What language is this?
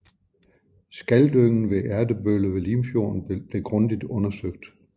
Danish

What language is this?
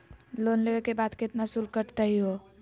Magahi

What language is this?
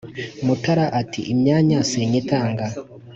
Kinyarwanda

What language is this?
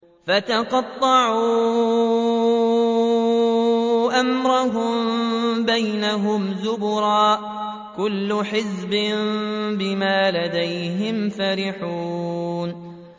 Arabic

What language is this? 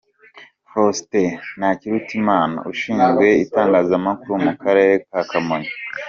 Kinyarwanda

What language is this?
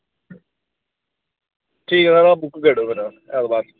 Dogri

